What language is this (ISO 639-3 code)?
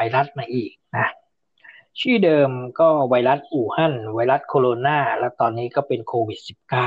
tha